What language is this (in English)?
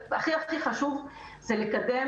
Hebrew